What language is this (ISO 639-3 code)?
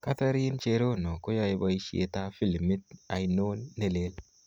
kln